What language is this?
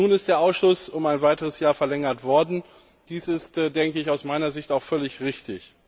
German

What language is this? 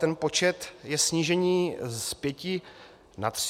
Czech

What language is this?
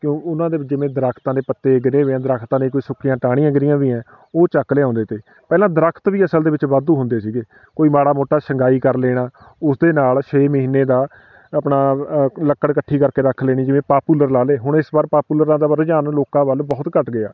Punjabi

